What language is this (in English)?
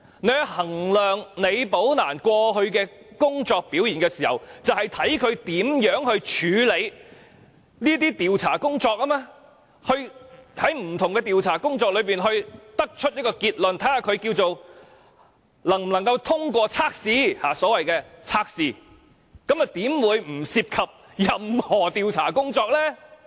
Cantonese